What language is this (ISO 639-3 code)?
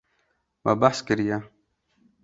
kur